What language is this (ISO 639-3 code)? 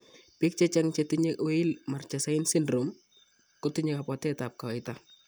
kln